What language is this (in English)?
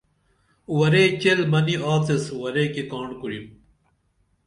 Dameli